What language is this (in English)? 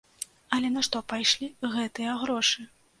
Belarusian